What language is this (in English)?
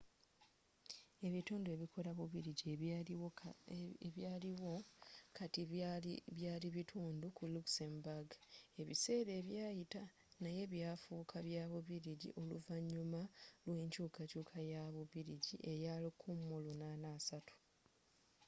Ganda